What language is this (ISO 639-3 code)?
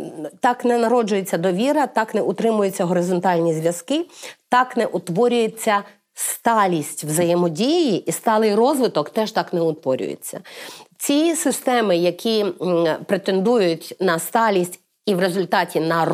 ukr